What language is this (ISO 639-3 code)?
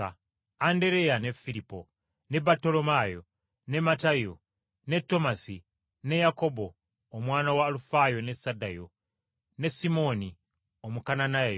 lug